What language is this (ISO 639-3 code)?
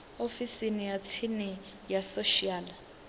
ven